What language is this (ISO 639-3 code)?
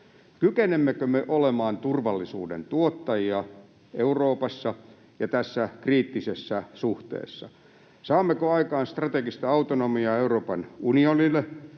fin